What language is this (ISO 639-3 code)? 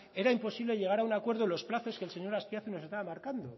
spa